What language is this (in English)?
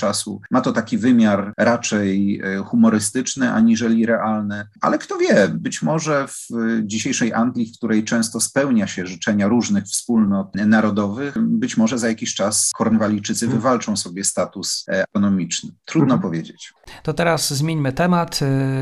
Polish